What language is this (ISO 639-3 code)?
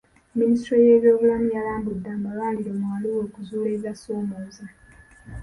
lug